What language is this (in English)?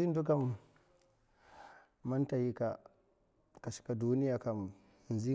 Mafa